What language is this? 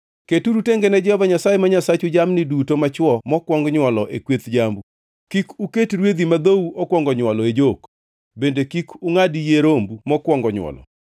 Luo (Kenya and Tanzania)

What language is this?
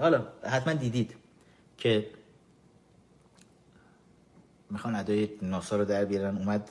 Persian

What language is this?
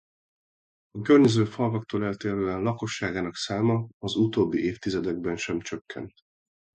Hungarian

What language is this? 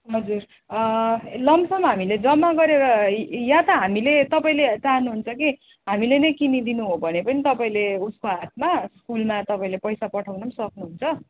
Nepali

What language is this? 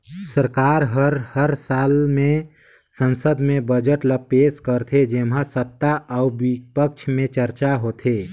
Chhattisgarhi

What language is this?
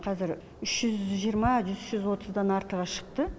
Kazakh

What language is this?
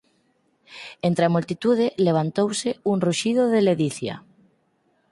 Galician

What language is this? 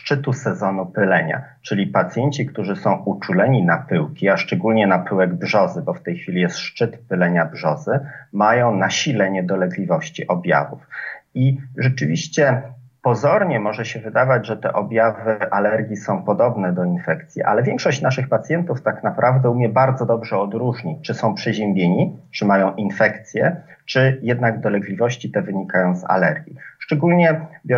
Polish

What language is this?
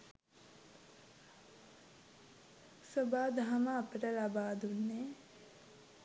Sinhala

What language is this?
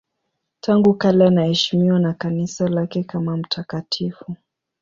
Swahili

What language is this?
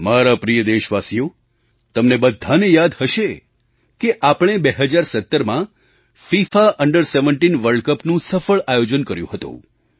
Gujarati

